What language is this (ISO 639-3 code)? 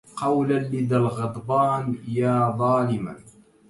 ara